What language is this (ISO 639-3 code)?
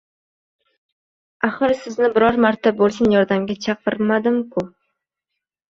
uzb